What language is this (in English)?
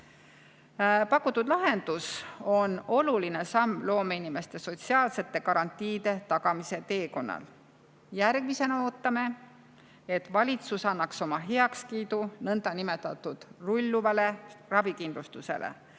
Estonian